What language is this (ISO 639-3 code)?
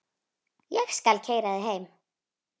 isl